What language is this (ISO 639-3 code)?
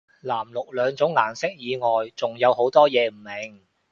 yue